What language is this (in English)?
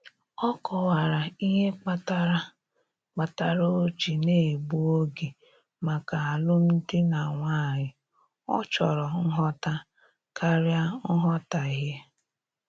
Igbo